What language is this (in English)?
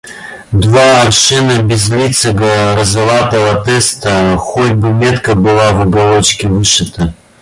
Russian